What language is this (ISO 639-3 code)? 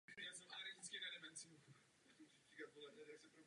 ces